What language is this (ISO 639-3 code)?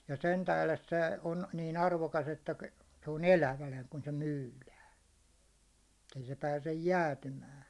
fin